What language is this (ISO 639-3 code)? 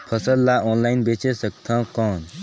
hne